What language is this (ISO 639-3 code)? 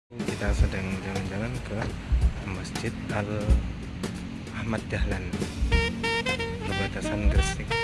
ind